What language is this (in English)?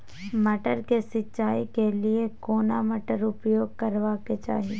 Maithili